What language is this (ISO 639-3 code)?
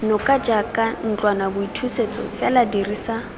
tsn